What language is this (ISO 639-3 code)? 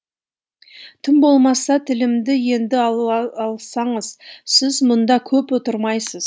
kaz